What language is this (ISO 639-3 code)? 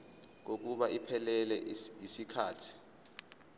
zul